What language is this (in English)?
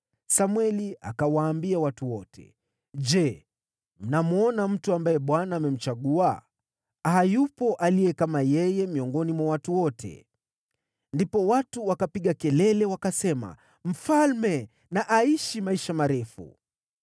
Swahili